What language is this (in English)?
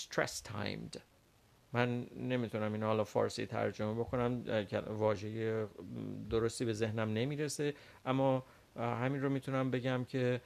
Persian